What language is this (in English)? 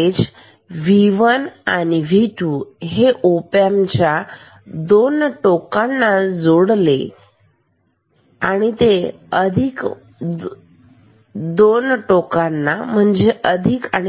Marathi